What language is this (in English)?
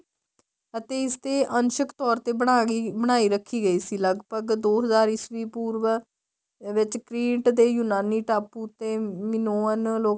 Punjabi